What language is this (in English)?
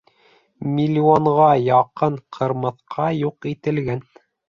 Bashkir